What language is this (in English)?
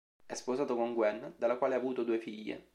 Italian